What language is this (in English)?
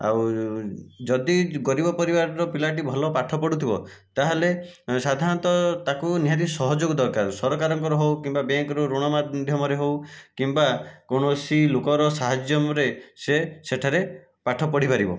Odia